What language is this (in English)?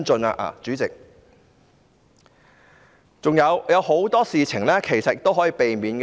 Cantonese